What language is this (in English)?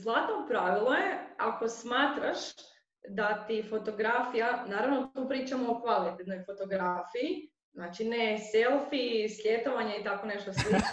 Croatian